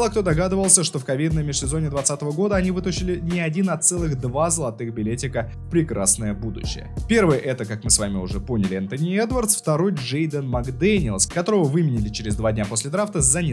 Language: Russian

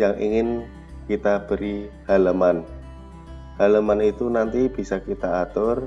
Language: Indonesian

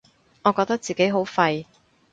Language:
Cantonese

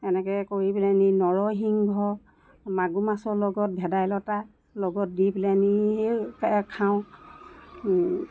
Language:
Assamese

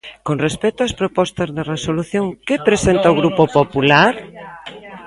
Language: Galician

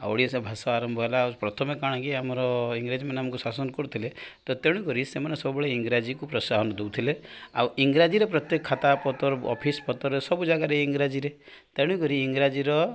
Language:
Odia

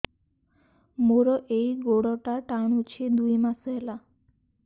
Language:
Odia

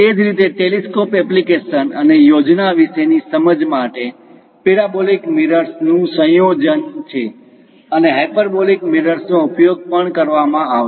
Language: Gujarati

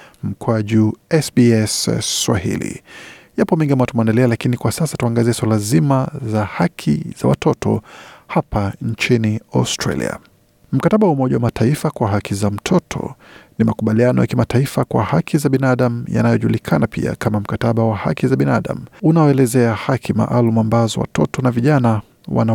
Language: Swahili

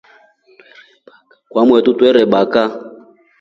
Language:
Rombo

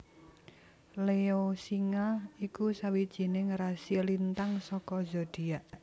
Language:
Javanese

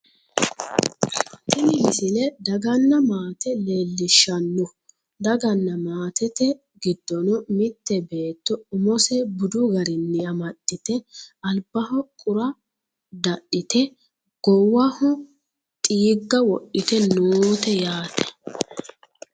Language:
Sidamo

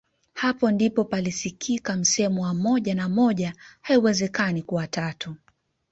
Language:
Swahili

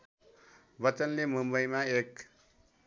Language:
Nepali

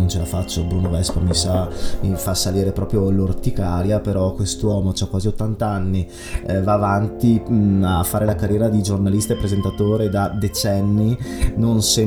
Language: Italian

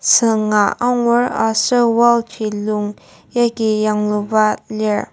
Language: Ao Naga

